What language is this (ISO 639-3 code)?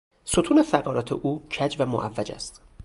fas